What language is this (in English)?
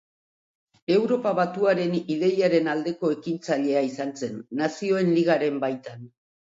Basque